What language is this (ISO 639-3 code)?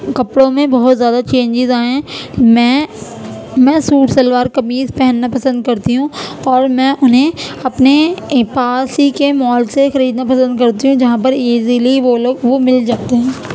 urd